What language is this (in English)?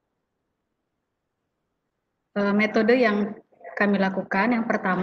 Indonesian